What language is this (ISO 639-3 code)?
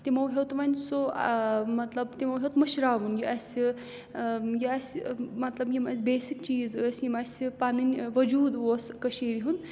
kas